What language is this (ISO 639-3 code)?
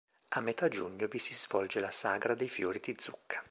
ita